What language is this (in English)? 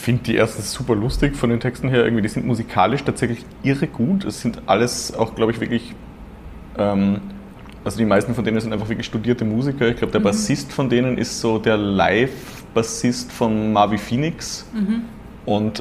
German